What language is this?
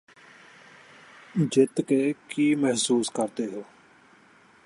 Punjabi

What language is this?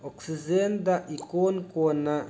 Manipuri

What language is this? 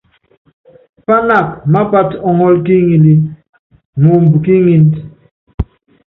Yangben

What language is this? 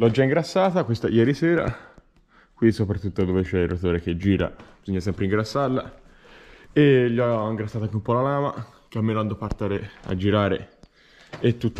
Italian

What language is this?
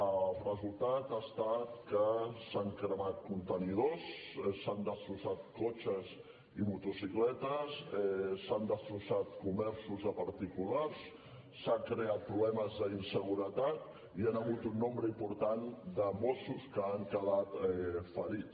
Catalan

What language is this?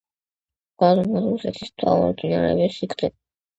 Georgian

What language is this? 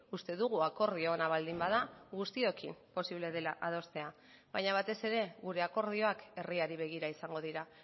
Basque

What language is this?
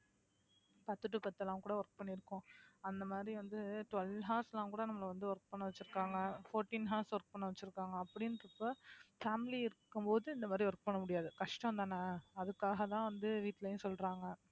Tamil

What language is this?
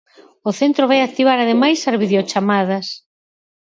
Galician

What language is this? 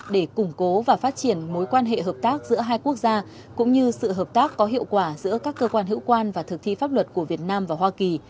Vietnamese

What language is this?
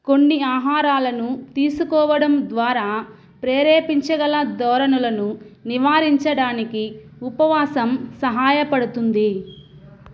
Telugu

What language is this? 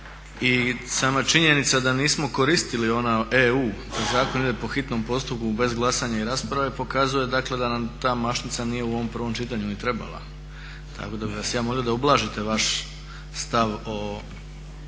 Croatian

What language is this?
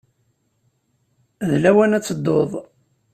Kabyle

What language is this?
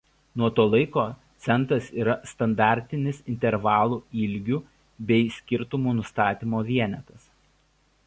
Lithuanian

